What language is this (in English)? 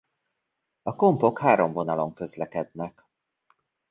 Hungarian